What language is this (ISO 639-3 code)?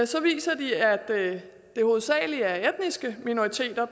dan